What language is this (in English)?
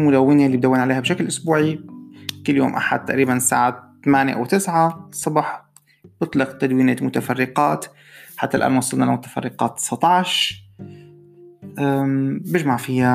Arabic